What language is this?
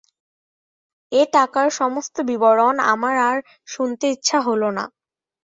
Bangla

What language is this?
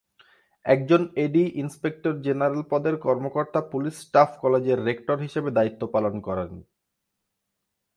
Bangla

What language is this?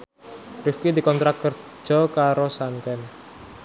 Javanese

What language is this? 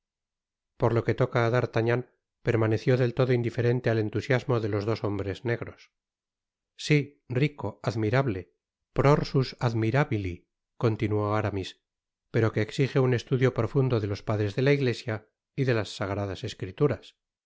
Spanish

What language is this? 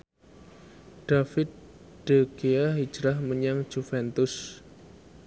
Javanese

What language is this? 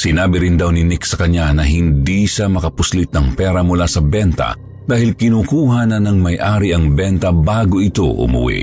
Filipino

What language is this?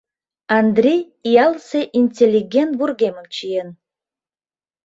Mari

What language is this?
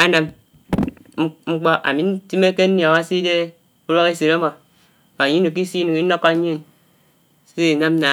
Anaang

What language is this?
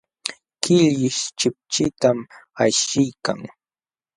Jauja Wanca Quechua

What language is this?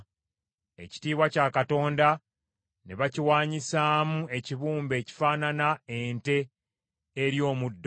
Ganda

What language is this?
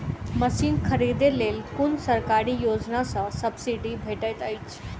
Maithili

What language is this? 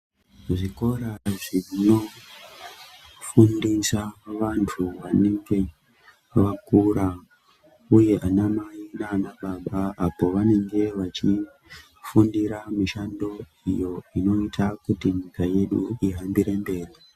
Ndau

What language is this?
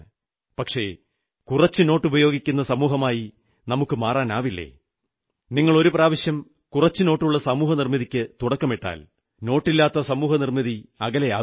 Malayalam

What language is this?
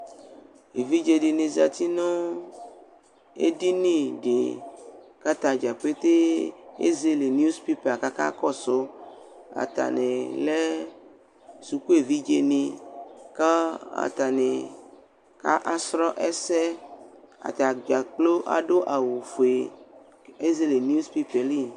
Ikposo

